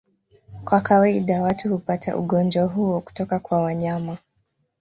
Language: Swahili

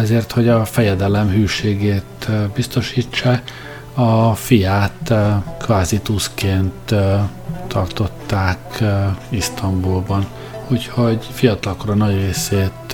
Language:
Hungarian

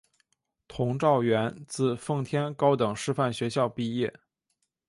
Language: Chinese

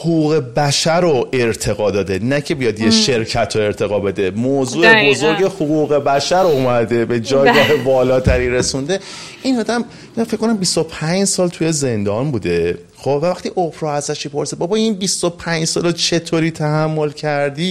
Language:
Persian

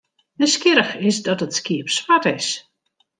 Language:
Western Frisian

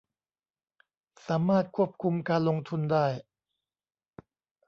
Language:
Thai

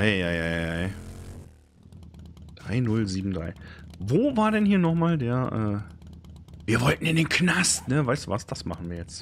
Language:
German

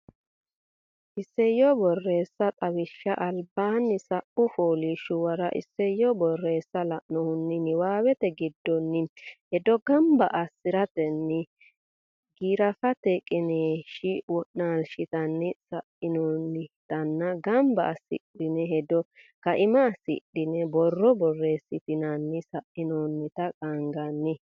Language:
Sidamo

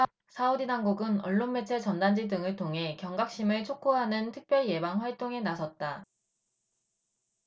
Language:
Korean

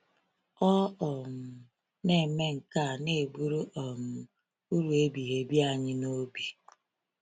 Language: Igbo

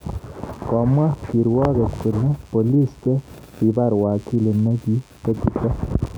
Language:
Kalenjin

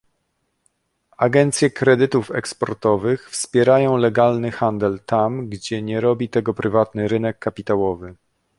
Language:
Polish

